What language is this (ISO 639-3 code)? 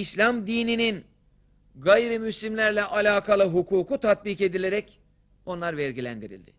tur